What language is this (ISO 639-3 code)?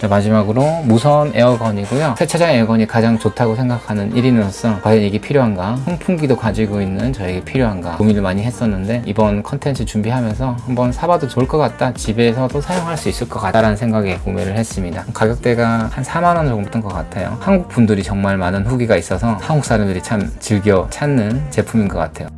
kor